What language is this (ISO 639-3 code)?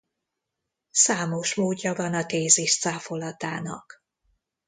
hun